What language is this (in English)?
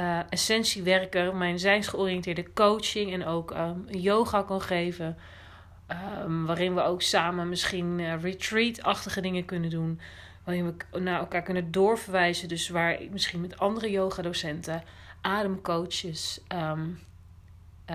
Dutch